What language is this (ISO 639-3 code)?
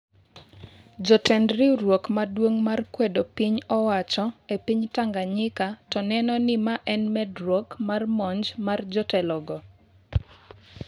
luo